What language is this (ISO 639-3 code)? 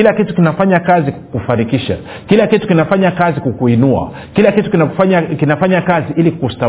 swa